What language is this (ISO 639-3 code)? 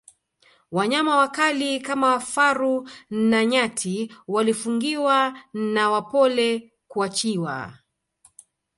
swa